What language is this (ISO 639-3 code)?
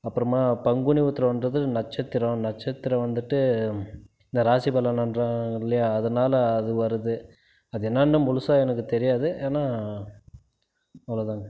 tam